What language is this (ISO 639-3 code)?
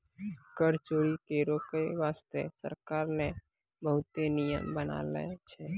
mai